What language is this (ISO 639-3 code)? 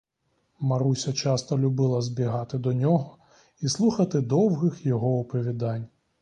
ukr